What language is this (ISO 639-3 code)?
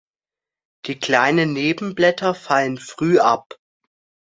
deu